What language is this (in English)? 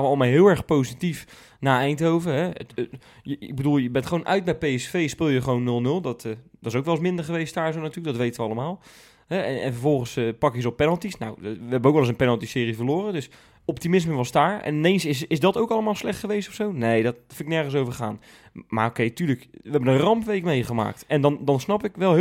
Dutch